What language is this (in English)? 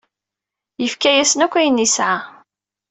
Kabyle